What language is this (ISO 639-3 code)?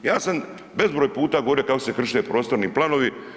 hrv